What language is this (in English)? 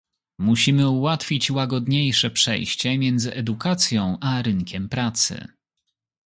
Polish